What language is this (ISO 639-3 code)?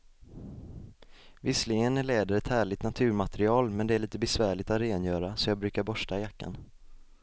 swe